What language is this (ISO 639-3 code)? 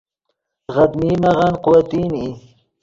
ydg